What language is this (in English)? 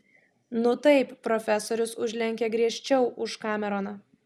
Lithuanian